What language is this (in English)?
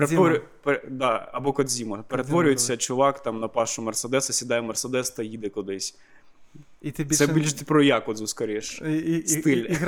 Ukrainian